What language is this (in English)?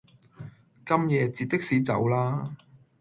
Cantonese